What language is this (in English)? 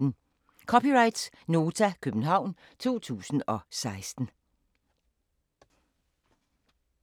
Danish